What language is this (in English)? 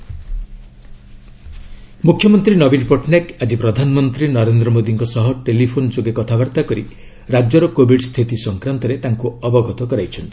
Odia